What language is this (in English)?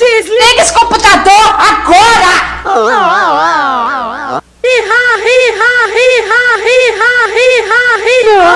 Portuguese